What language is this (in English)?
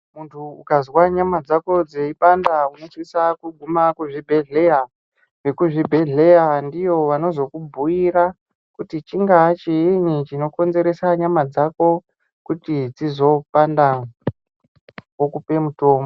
Ndau